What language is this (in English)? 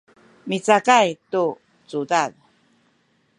Sakizaya